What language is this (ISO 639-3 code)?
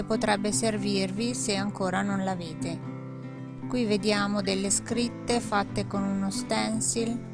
ita